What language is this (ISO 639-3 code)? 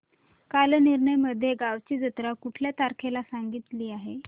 mar